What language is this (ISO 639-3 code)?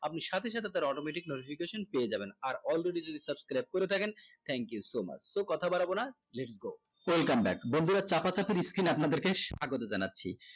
ben